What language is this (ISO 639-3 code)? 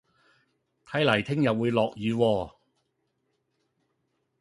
yue